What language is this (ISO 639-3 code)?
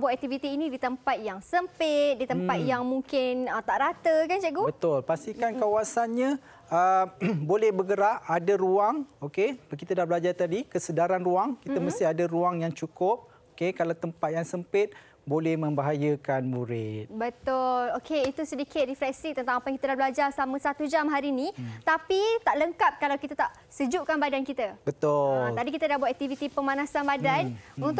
msa